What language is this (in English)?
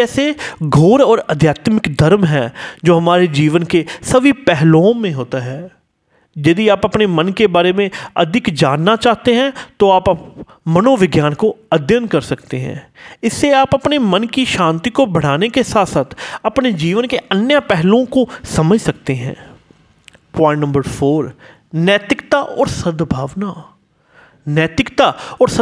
Hindi